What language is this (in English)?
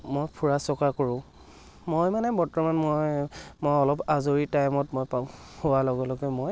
Assamese